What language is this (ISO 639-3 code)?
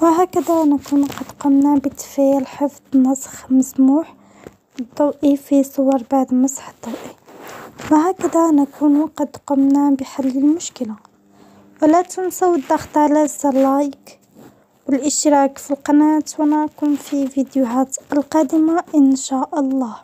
ara